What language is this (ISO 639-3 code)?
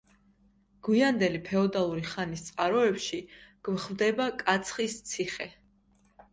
kat